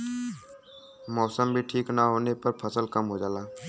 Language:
Bhojpuri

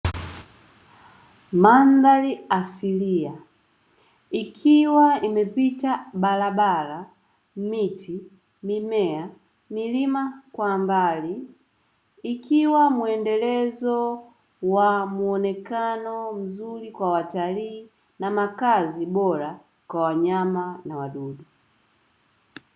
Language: Swahili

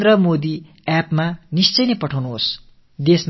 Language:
Tamil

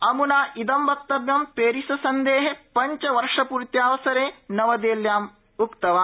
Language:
Sanskrit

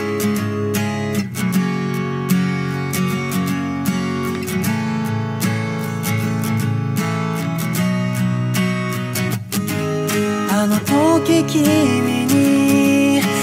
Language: Korean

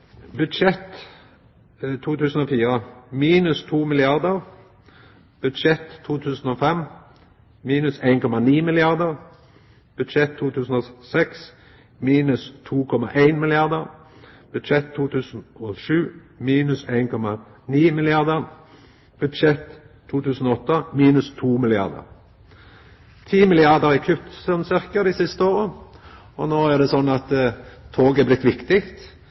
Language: Norwegian Nynorsk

